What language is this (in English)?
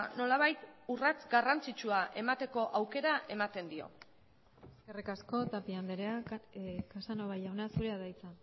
Basque